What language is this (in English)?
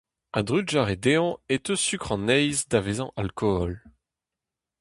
Breton